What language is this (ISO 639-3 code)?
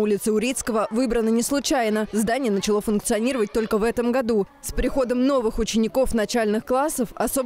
rus